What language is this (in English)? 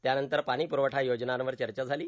Marathi